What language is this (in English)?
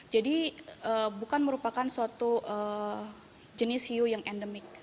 Indonesian